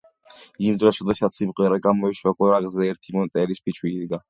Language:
Georgian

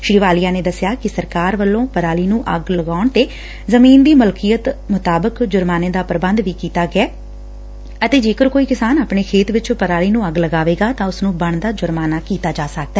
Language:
Punjabi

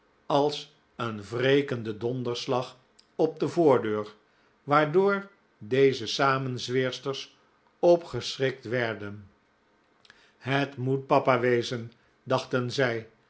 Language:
Dutch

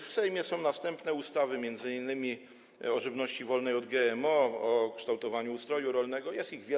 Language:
Polish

